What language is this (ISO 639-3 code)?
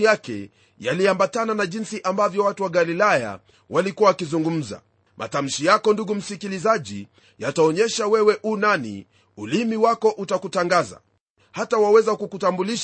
swa